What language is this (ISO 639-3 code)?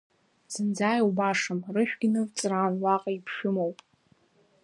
abk